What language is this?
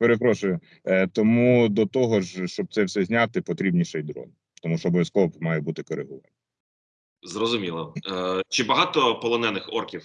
Ukrainian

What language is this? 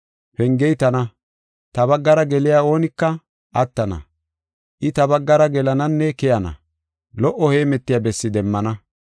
Gofa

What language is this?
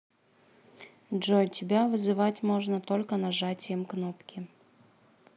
Russian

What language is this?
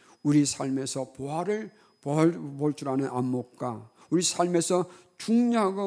Korean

